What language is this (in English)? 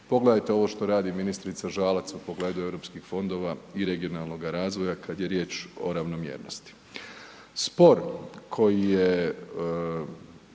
Croatian